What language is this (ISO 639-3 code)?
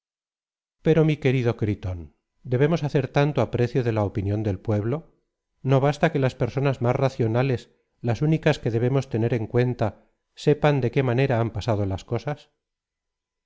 spa